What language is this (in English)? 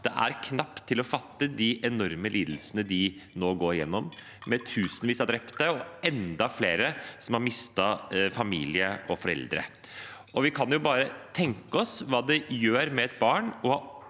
Norwegian